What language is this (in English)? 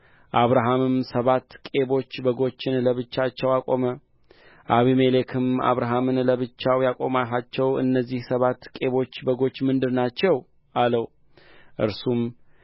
Amharic